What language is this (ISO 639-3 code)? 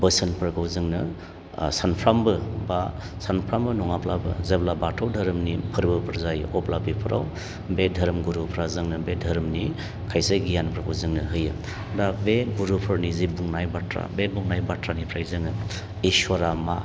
brx